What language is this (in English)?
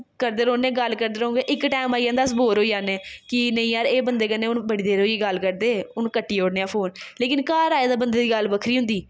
Dogri